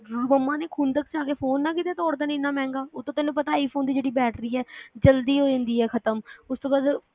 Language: Punjabi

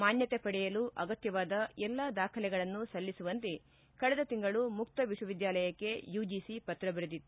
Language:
Kannada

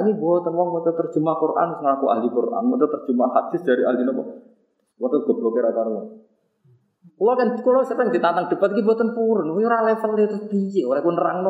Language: Indonesian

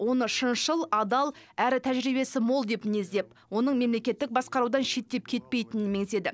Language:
Kazakh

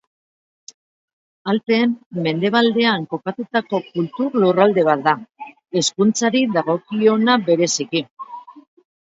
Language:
Basque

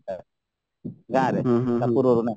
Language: Odia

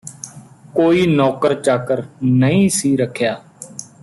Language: Punjabi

